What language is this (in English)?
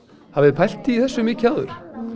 Icelandic